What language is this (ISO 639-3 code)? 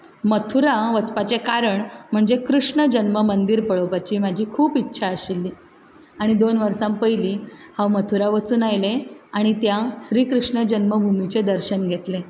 kok